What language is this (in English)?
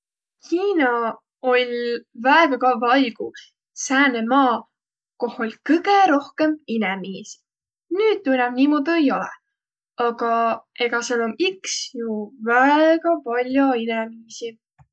Võro